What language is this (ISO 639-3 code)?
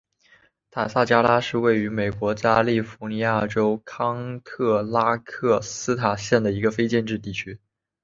zho